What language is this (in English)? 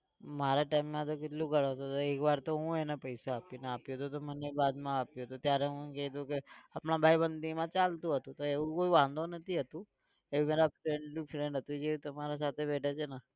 Gujarati